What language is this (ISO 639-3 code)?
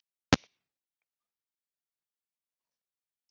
isl